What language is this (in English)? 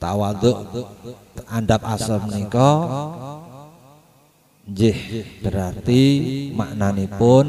Indonesian